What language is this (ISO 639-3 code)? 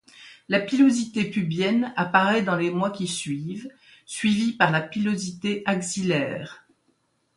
fra